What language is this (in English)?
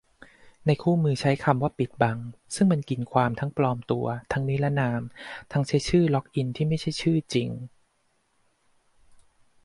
Thai